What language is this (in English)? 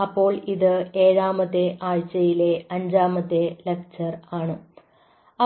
Malayalam